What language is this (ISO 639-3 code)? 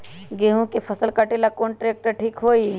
mag